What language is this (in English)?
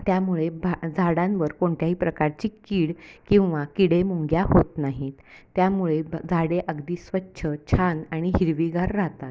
Marathi